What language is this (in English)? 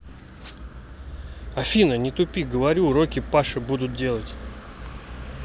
Russian